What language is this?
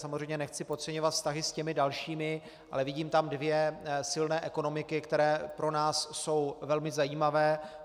Czech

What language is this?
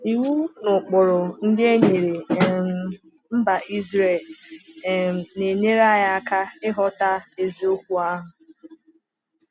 Igbo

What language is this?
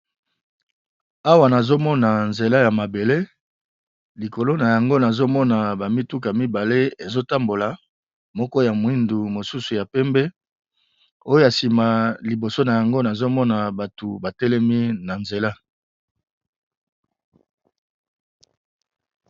Lingala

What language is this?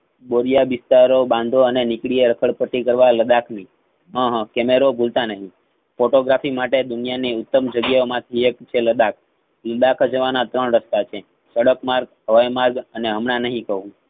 Gujarati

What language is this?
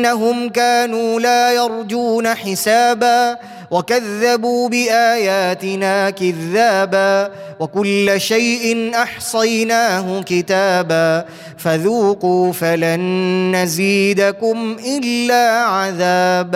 Arabic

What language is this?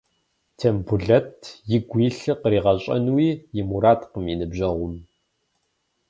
Kabardian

